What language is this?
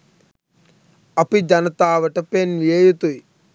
Sinhala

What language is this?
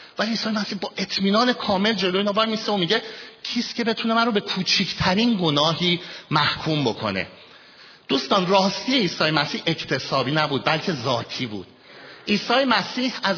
Persian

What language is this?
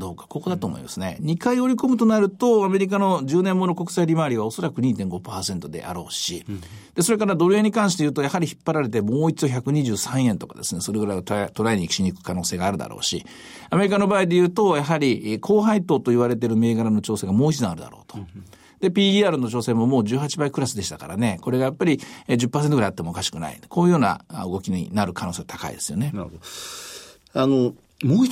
Japanese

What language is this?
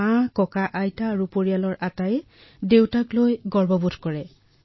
Assamese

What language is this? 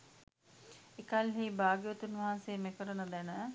Sinhala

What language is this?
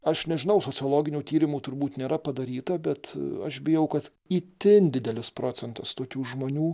Lithuanian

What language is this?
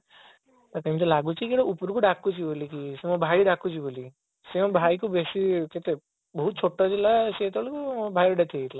Odia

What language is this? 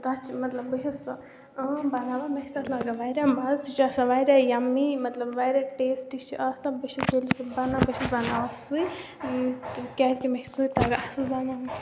Kashmiri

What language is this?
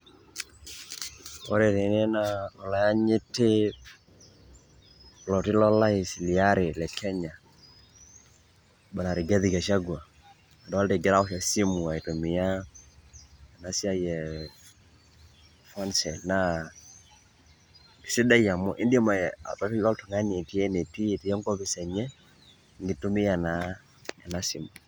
Masai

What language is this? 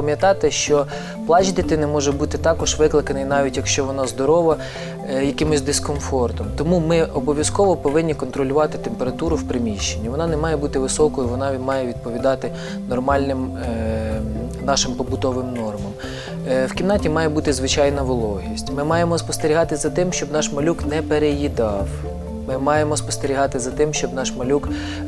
Ukrainian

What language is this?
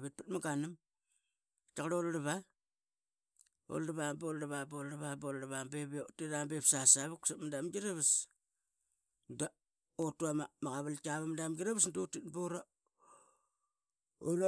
Qaqet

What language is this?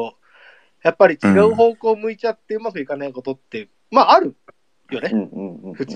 Japanese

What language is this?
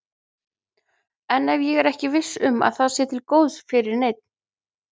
Icelandic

